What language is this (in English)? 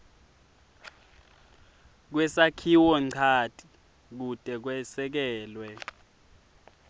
Swati